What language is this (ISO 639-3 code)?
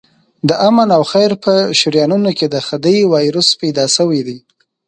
pus